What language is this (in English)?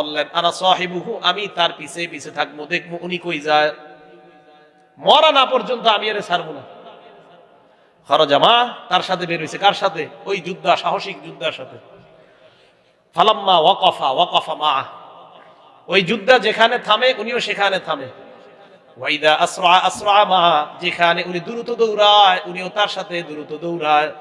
Bangla